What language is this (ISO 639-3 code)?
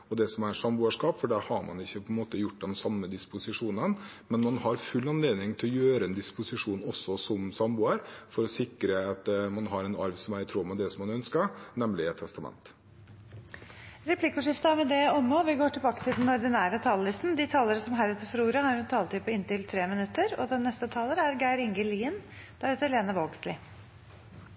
nor